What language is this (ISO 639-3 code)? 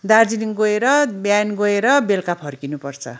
nep